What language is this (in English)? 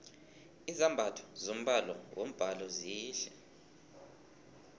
South Ndebele